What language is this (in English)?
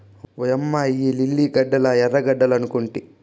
Telugu